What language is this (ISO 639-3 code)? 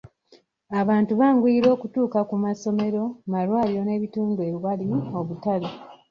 lug